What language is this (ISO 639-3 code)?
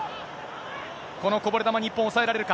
jpn